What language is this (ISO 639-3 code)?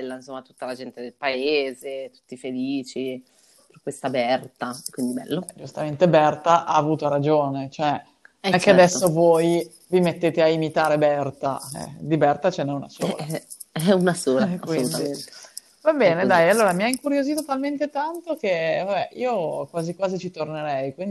ita